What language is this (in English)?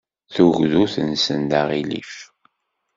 Kabyle